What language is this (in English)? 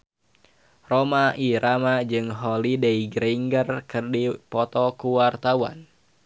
Sundanese